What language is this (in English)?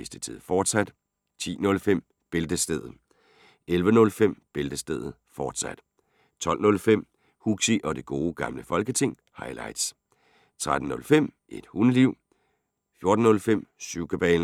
Danish